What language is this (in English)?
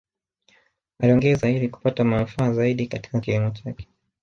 Swahili